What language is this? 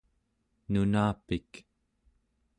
Central Yupik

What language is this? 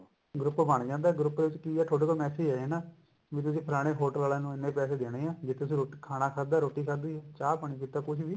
Punjabi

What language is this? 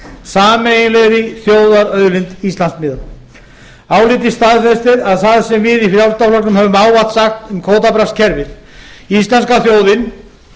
Icelandic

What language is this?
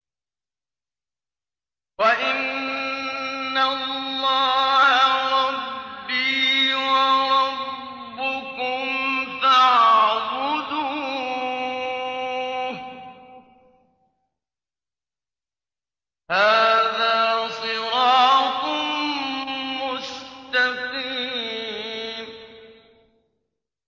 Arabic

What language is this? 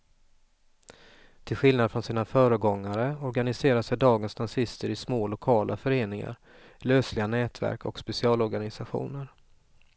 Swedish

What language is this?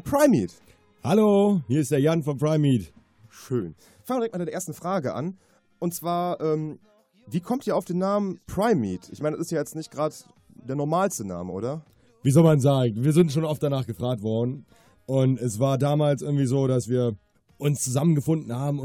German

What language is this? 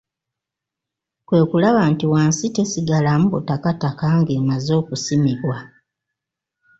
Ganda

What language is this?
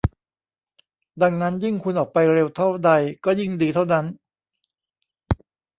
Thai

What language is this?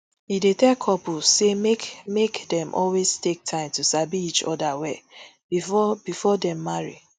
Nigerian Pidgin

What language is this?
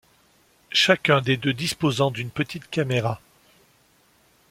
French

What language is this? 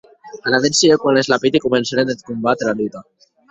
Occitan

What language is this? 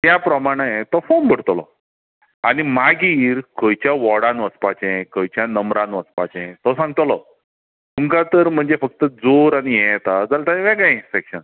Konkani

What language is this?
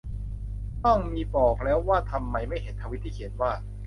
Thai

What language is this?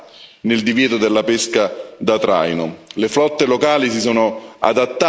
Italian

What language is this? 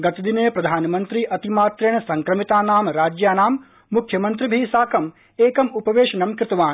Sanskrit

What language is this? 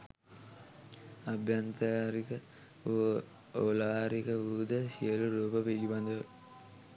Sinhala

